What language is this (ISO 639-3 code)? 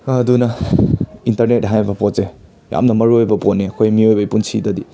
mni